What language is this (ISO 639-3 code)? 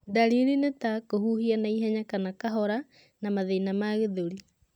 kik